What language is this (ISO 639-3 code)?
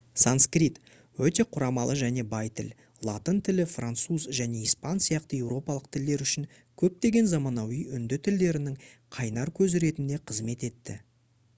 kaz